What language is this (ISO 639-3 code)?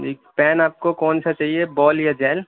urd